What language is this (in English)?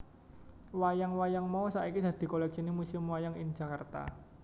Javanese